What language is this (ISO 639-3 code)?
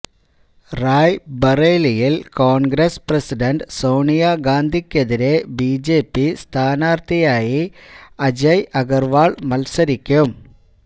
mal